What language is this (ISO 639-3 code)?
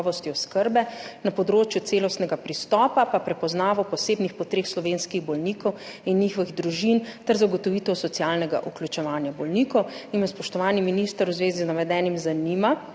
slv